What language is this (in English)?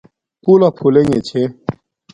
Domaaki